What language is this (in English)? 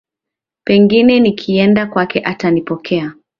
Swahili